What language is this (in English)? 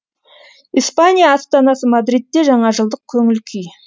Kazakh